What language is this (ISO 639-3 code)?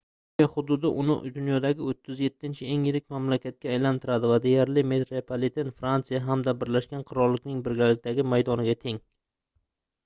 uzb